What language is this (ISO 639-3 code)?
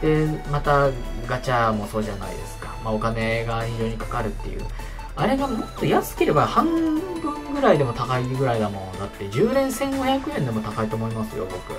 jpn